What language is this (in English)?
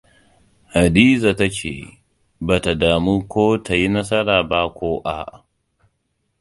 Hausa